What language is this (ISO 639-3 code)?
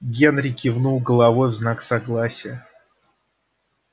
rus